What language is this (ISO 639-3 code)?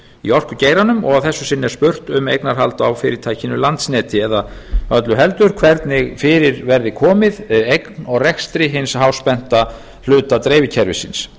isl